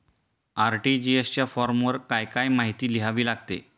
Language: Marathi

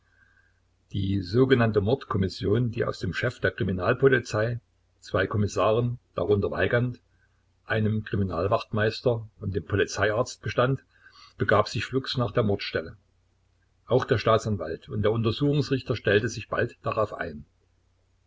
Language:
German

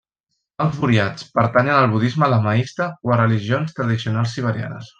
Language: Catalan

